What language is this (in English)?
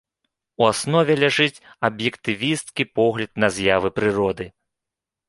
Belarusian